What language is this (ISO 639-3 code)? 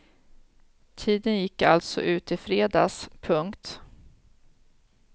swe